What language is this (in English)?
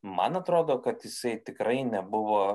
Lithuanian